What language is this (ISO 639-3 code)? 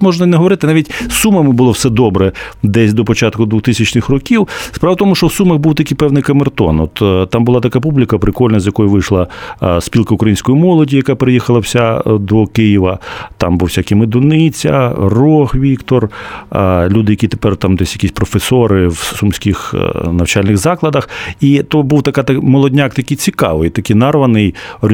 ukr